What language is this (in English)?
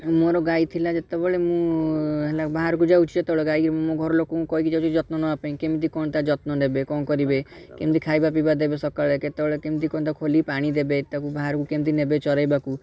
Odia